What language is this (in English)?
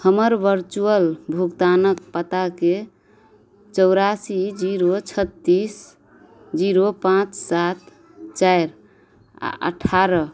Maithili